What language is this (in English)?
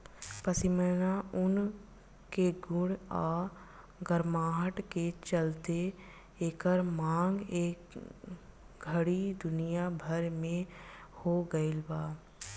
Bhojpuri